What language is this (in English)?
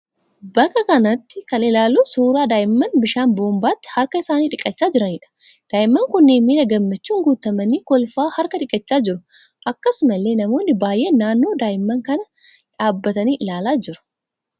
Oromo